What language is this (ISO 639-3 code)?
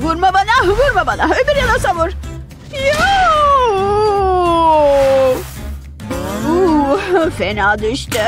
tur